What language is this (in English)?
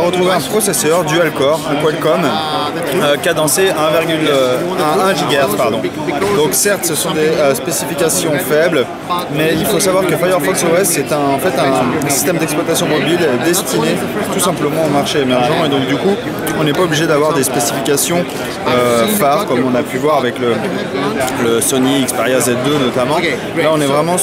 French